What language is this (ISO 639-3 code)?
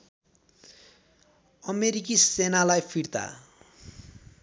nep